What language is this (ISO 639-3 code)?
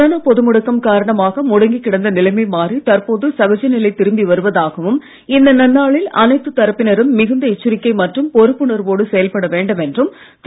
tam